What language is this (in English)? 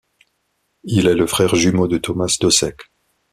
French